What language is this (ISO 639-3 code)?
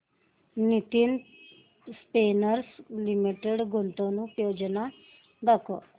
mar